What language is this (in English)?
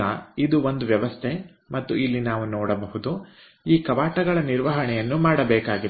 Kannada